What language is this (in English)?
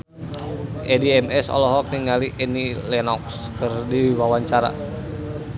Sundanese